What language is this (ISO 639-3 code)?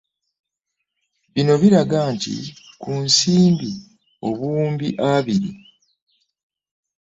lug